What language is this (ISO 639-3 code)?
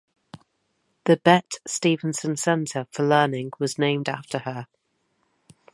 eng